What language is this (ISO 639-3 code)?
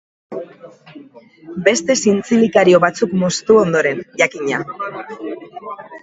eus